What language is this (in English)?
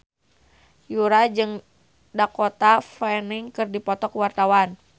Sundanese